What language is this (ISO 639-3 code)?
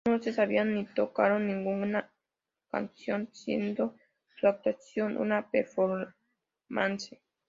spa